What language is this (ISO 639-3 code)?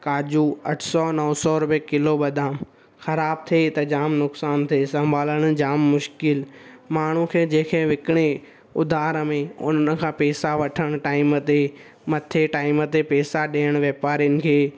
snd